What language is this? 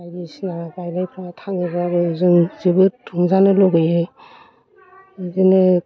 Bodo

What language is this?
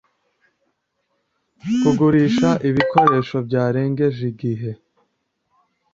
Kinyarwanda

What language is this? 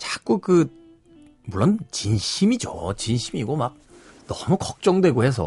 Korean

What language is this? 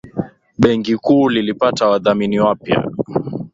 Swahili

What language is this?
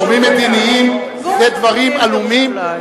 Hebrew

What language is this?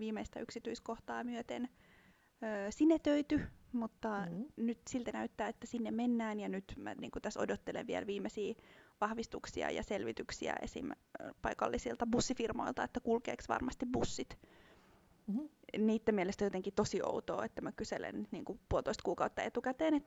Finnish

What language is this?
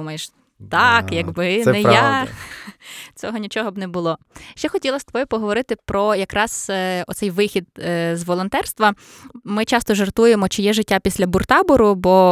Ukrainian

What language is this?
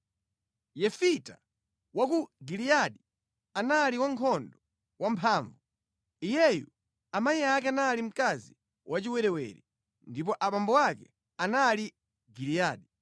Nyanja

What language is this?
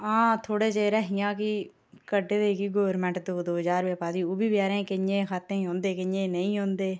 Dogri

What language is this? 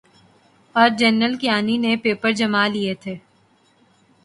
Urdu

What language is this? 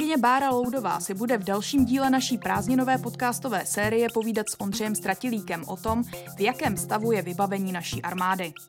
Czech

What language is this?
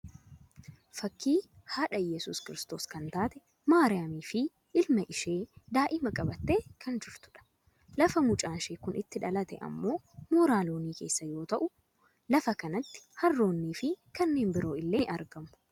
Oromo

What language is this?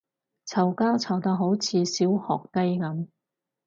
Cantonese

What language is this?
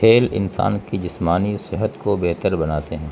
Urdu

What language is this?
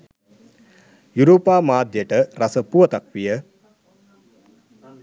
Sinhala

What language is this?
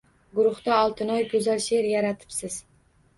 Uzbek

